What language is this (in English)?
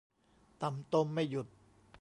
Thai